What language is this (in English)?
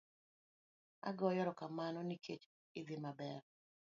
Luo (Kenya and Tanzania)